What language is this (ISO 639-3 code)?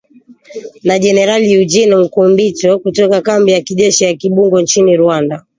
swa